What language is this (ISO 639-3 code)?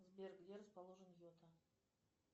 rus